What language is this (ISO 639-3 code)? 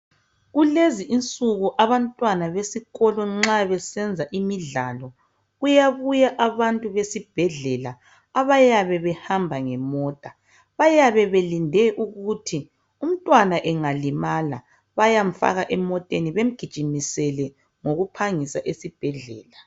nde